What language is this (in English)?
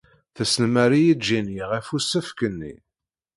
Kabyle